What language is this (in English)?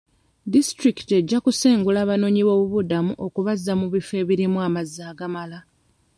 Ganda